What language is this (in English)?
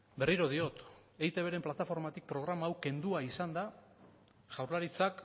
Basque